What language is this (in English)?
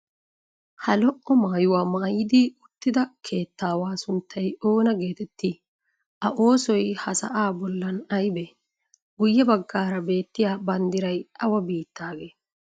Wolaytta